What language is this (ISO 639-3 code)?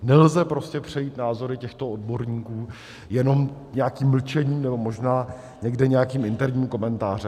ces